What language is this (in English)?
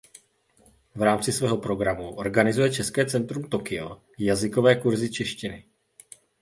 Czech